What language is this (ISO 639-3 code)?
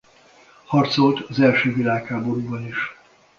hun